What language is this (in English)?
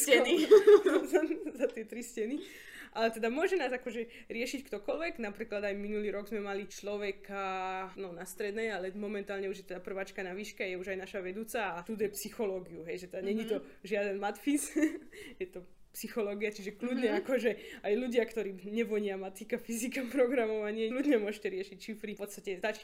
Slovak